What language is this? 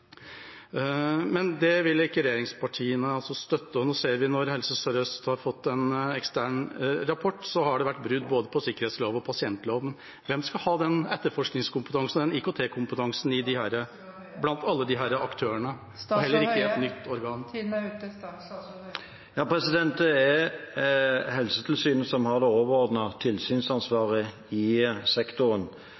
Norwegian Bokmål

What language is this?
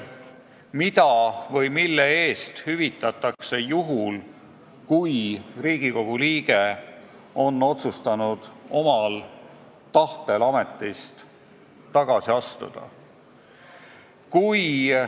Estonian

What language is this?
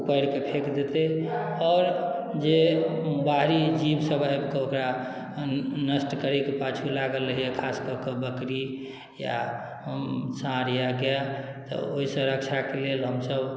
Maithili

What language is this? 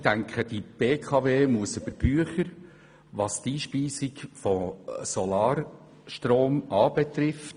Swiss German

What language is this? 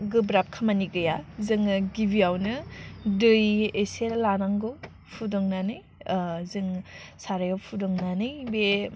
Bodo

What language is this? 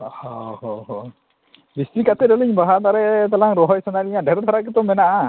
Santali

